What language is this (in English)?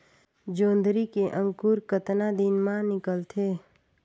Chhattisgarhi